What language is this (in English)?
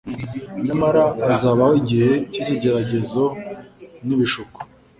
Kinyarwanda